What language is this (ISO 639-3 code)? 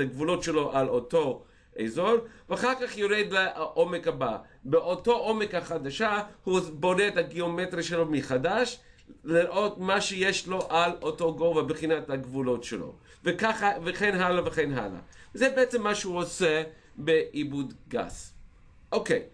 heb